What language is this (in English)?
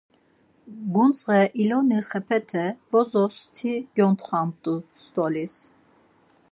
Laz